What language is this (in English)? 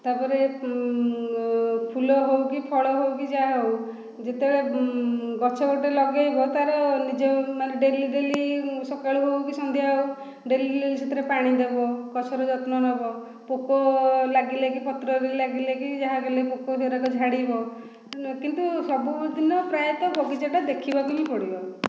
Odia